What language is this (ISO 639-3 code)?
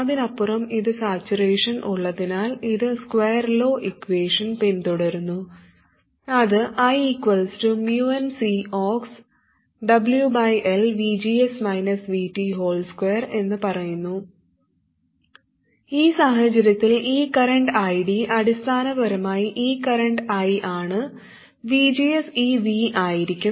mal